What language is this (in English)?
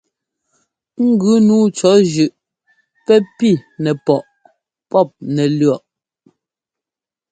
Ngomba